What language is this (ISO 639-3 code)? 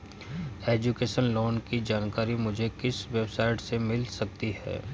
hin